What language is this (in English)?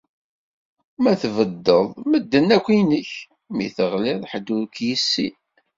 Kabyle